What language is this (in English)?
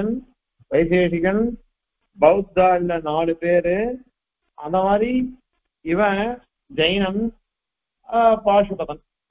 Tamil